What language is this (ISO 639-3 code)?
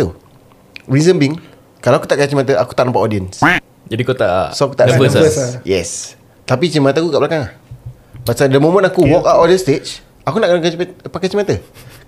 msa